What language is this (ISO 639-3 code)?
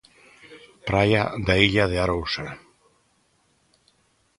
glg